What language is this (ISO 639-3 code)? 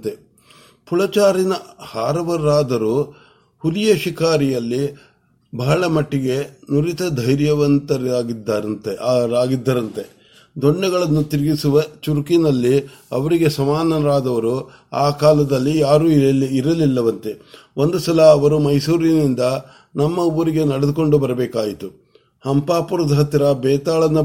kan